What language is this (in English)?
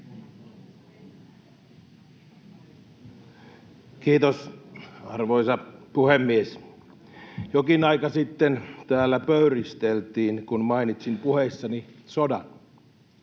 Finnish